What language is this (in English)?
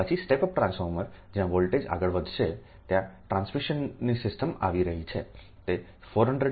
Gujarati